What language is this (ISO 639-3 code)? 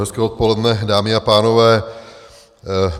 ces